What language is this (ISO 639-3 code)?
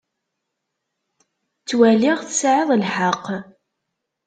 kab